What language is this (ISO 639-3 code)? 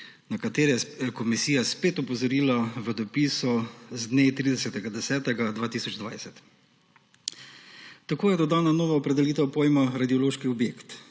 slv